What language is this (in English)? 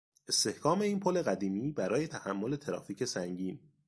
Persian